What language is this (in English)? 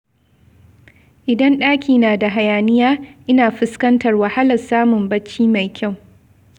Hausa